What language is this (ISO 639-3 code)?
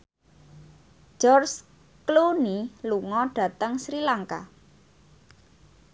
jav